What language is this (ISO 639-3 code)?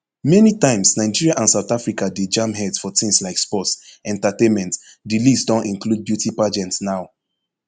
pcm